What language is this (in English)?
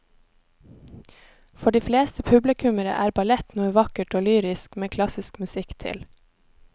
Norwegian